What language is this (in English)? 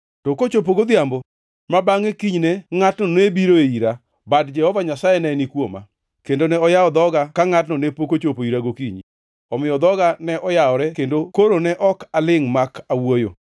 Luo (Kenya and Tanzania)